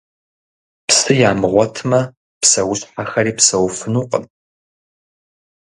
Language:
Kabardian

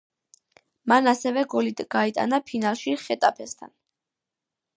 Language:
Georgian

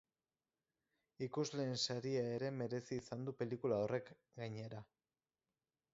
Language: Basque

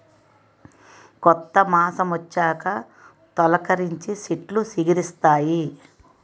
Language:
Telugu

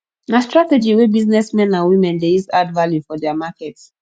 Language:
Nigerian Pidgin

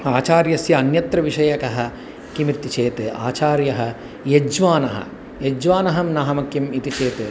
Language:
Sanskrit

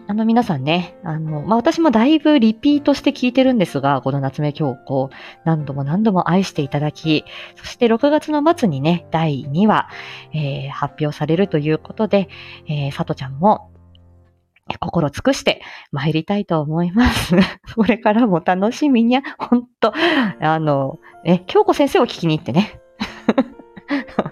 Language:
Japanese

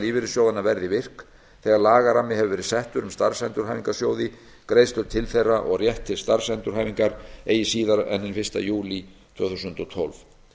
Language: Icelandic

